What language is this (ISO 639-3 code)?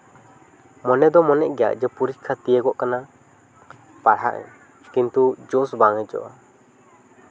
sat